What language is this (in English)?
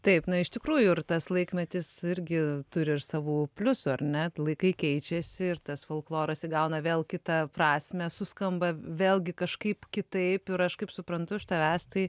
Lithuanian